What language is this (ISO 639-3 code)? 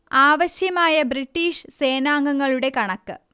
mal